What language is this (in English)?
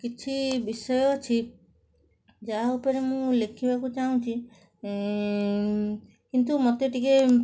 Odia